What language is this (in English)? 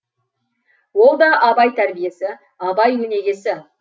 Kazakh